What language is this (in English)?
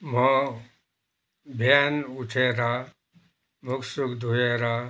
Nepali